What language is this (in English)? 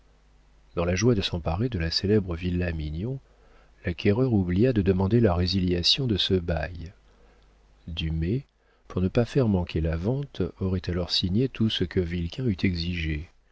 French